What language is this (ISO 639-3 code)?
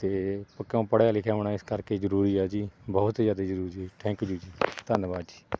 pan